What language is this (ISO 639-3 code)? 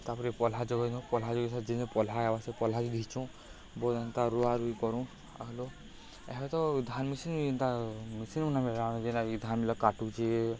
ori